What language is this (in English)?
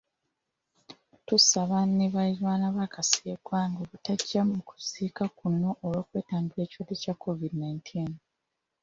Ganda